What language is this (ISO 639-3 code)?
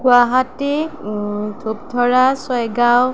asm